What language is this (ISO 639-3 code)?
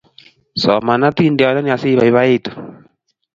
kln